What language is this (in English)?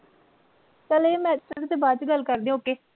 Punjabi